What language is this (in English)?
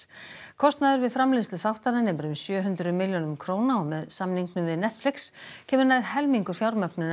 Icelandic